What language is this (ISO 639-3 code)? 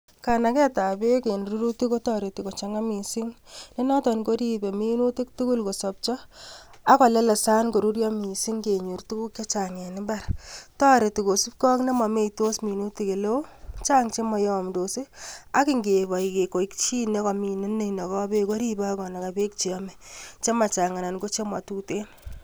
kln